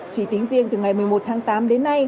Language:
Vietnamese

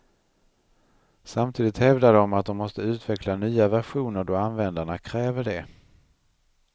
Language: Swedish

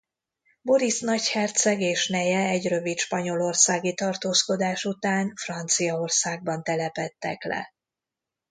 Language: Hungarian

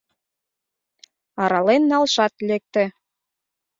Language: Mari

